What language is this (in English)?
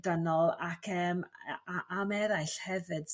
Welsh